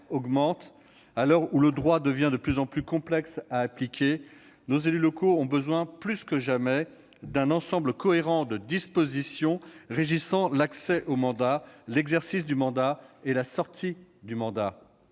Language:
French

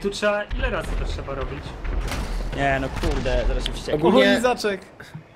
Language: Polish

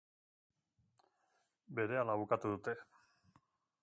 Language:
Basque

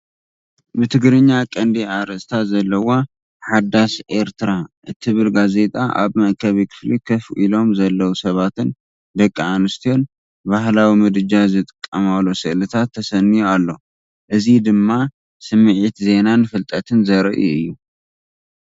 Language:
Tigrinya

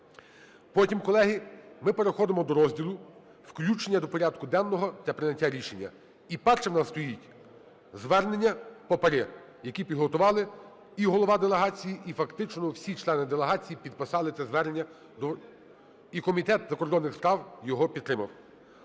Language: Ukrainian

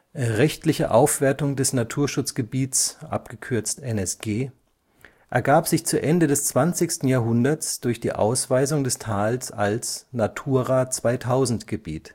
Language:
German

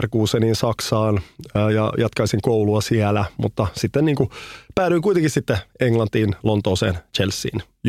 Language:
Finnish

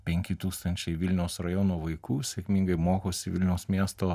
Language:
Lithuanian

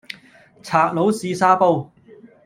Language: Cantonese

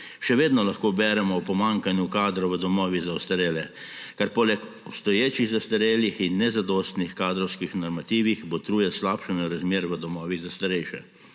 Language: Slovenian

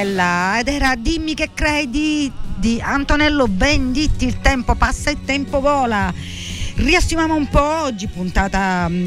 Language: Italian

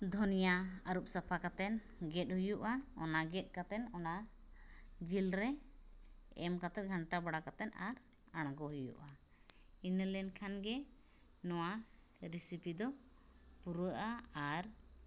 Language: Santali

